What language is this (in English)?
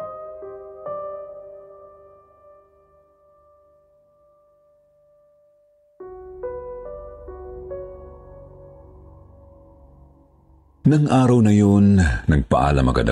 Filipino